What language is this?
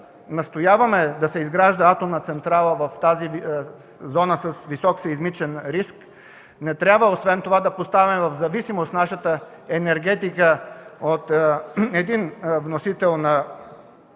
Bulgarian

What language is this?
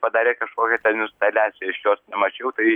Lithuanian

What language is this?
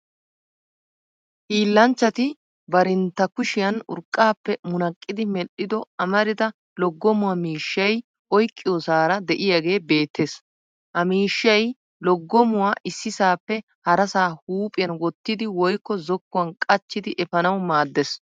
Wolaytta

